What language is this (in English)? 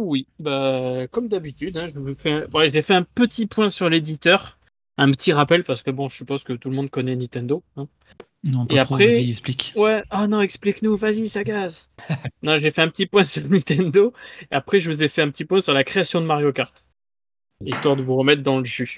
French